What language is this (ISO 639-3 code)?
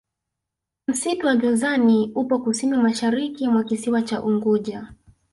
swa